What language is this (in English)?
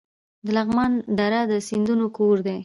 Pashto